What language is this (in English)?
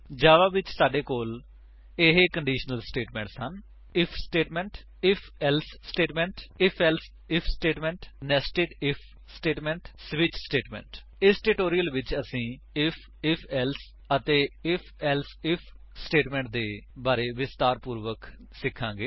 Punjabi